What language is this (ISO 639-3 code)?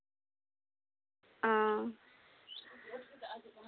sat